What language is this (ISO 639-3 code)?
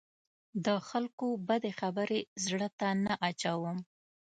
pus